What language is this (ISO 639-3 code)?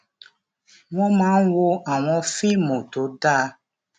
yor